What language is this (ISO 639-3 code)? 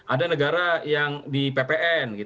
ind